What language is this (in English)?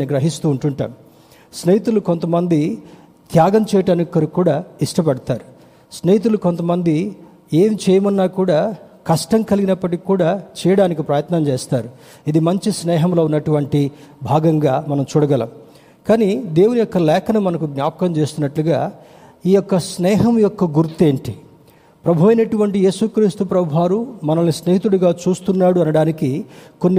Telugu